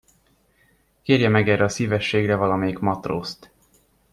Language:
Hungarian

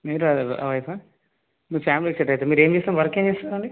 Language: Telugu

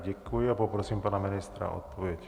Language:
Czech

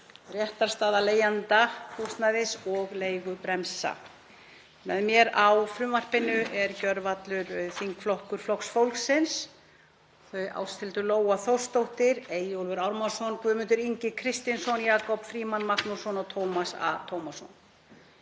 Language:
Icelandic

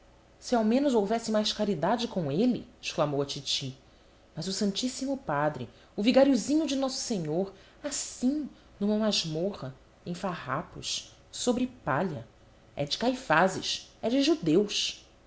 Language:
Portuguese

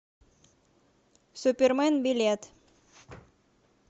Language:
Russian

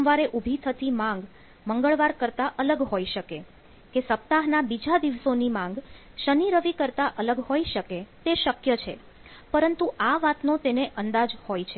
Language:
Gujarati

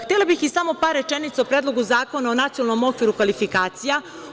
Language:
Serbian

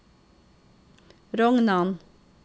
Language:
Norwegian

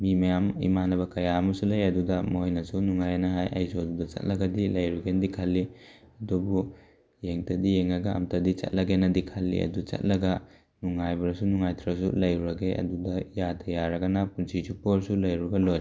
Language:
Manipuri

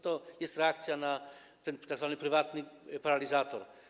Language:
Polish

